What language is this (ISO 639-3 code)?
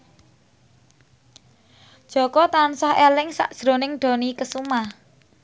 jav